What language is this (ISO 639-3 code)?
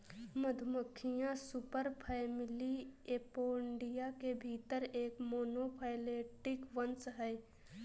hin